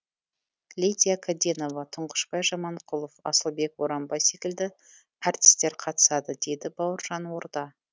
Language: Kazakh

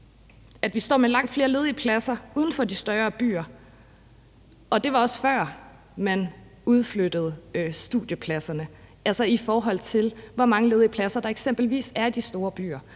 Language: Danish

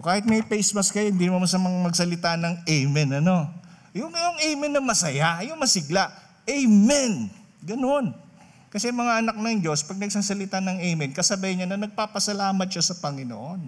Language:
Filipino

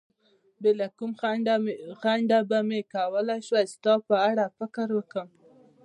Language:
Pashto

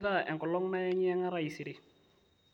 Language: Masai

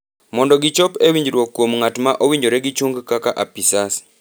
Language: Luo (Kenya and Tanzania)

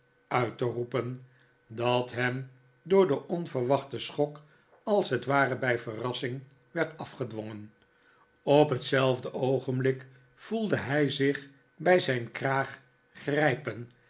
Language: Dutch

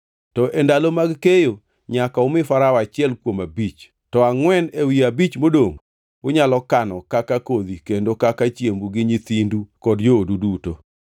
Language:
Luo (Kenya and Tanzania)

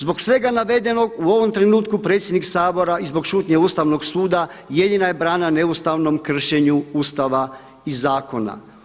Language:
Croatian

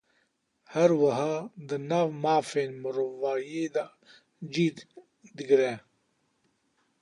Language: Kurdish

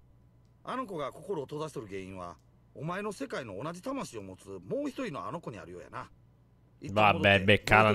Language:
Italian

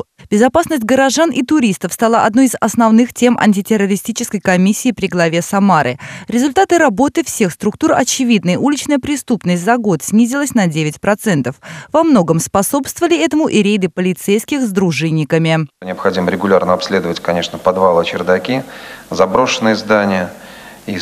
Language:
Russian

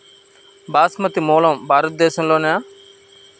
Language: Telugu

